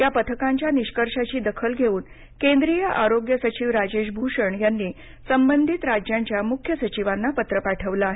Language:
Marathi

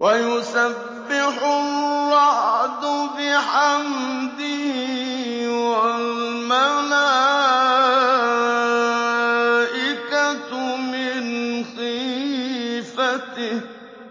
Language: Arabic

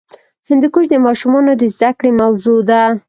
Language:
Pashto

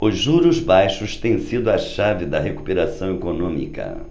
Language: Portuguese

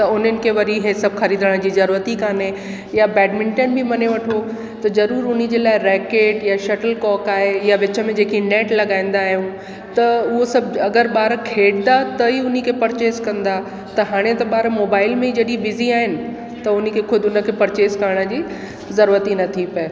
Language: Sindhi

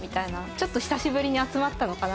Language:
Japanese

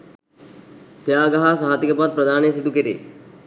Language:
Sinhala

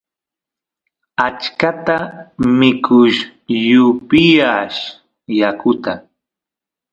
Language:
Santiago del Estero Quichua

